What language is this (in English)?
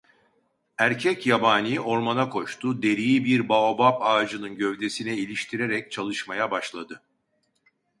Turkish